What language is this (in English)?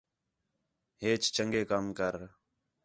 Khetrani